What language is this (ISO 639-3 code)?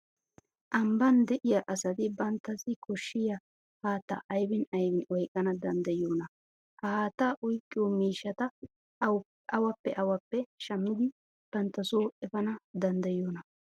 wal